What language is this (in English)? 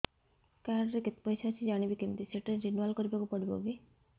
Odia